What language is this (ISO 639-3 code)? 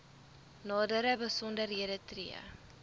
afr